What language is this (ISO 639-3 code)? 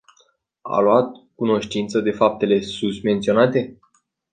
ron